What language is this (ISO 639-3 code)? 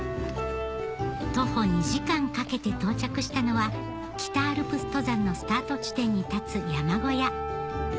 jpn